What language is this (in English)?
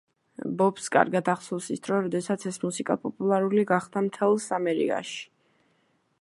Georgian